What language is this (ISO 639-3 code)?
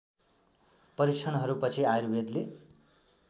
nep